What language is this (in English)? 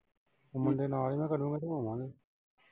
Punjabi